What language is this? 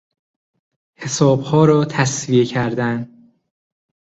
Persian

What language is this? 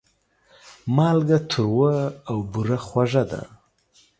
Pashto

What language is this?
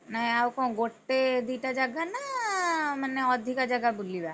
Odia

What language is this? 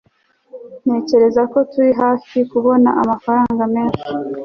Kinyarwanda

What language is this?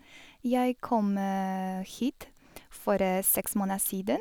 Norwegian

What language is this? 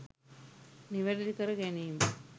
Sinhala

